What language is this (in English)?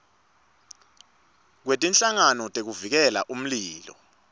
Swati